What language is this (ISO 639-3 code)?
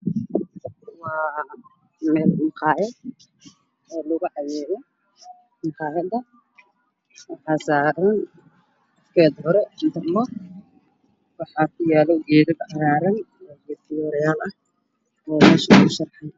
som